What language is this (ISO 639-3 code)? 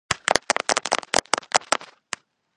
kat